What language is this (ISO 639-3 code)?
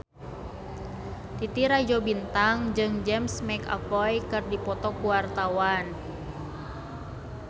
sun